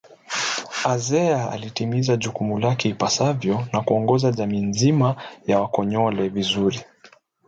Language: Swahili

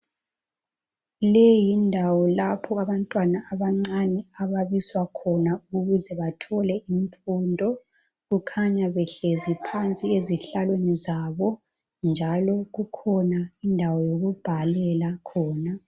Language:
North Ndebele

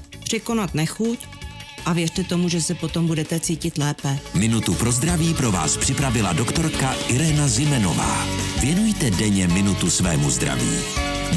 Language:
Czech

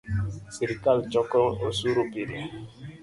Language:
Luo (Kenya and Tanzania)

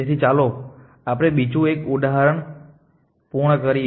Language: Gujarati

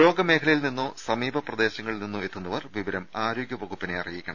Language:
Malayalam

